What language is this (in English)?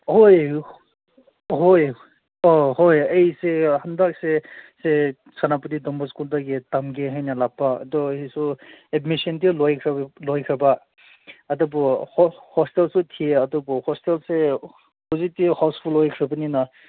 Manipuri